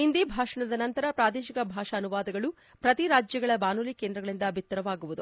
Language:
Kannada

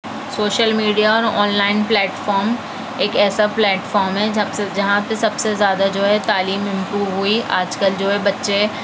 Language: Urdu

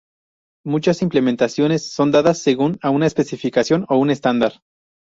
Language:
Spanish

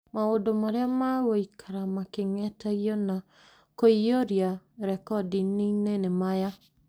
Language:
Kikuyu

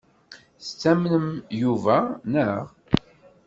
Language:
Kabyle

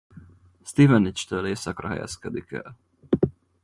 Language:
Hungarian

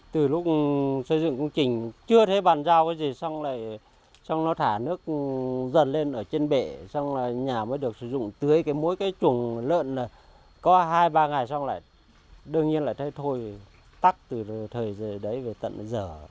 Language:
Vietnamese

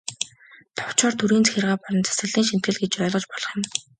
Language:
Mongolian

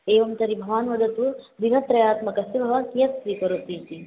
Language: Sanskrit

